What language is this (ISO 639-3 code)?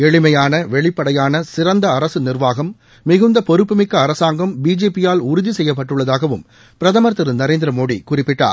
tam